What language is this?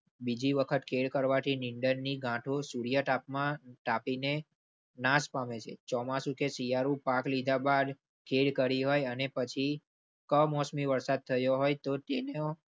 Gujarati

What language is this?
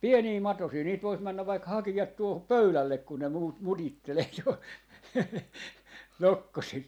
Finnish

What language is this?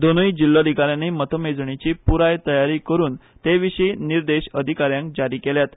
Konkani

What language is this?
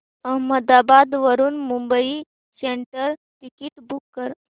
Marathi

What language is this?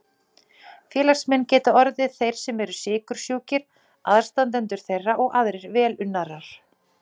Icelandic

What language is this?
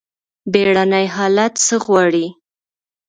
Pashto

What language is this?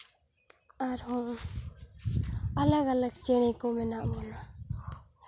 Santali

